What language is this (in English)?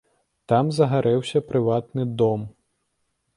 Belarusian